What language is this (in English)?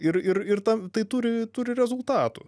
Lithuanian